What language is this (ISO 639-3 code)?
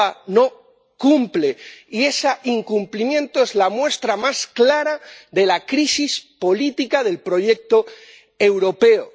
spa